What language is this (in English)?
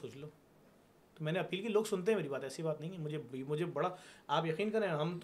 Urdu